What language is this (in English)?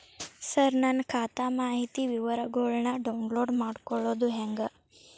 Kannada